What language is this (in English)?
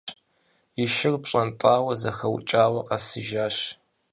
Kabardian